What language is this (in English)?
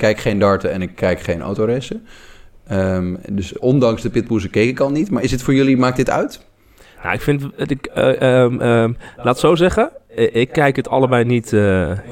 Dutch